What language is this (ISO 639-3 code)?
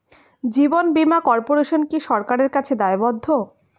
ben